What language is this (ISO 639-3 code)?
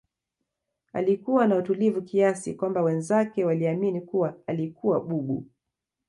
swa